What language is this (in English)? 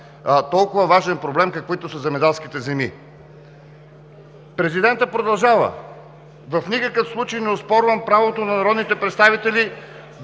Bulgarian